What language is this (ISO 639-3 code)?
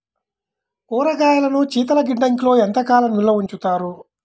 tel